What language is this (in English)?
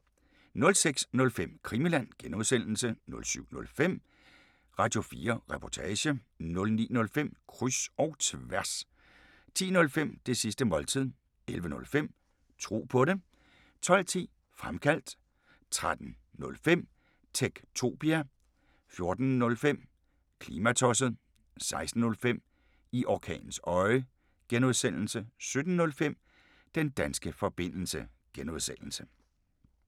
Danish